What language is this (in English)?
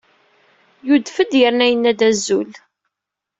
Kabyle